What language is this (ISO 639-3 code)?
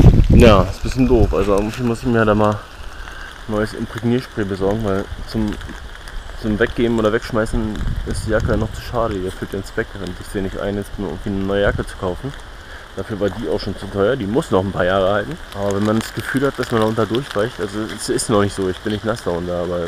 deu